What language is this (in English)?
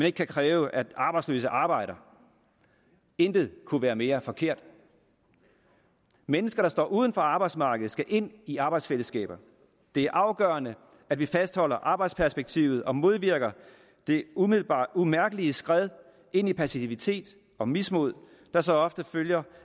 Danish